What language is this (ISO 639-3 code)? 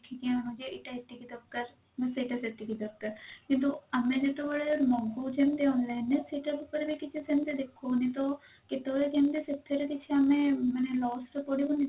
ori